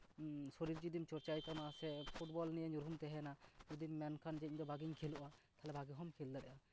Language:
Santali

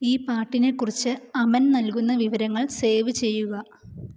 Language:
Malayalam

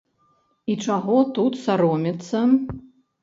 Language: Belarusian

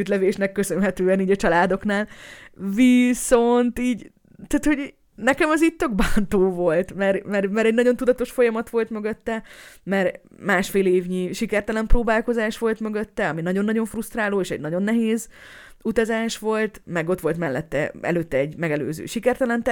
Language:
Hungarian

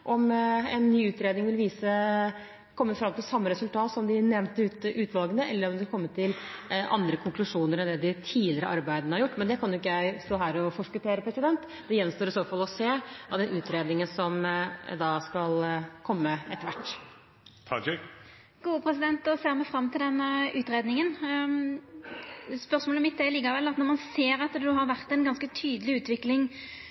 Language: Norwegian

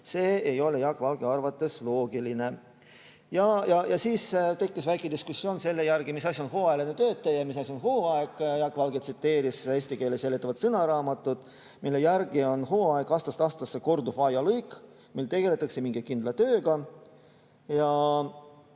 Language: Estonian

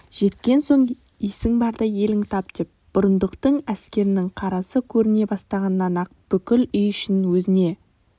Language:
Kazakh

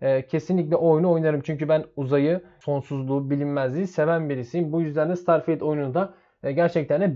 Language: Turkish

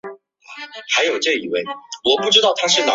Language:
Chinese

